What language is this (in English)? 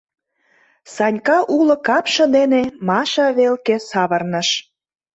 Mari